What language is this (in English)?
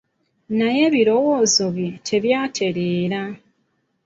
Ganda